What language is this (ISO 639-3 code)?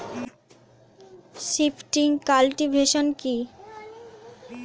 ben